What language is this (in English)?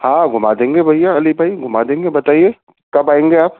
Urdu